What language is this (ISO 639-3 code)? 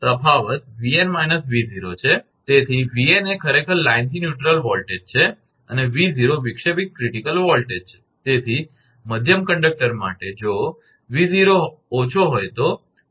guj